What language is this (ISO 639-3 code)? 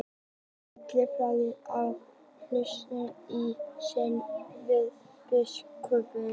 isl